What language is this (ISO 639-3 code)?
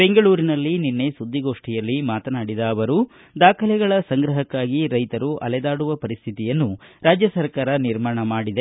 kan